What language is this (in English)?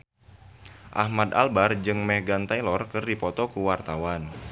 Sundanese